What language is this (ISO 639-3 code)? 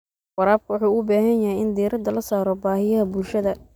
som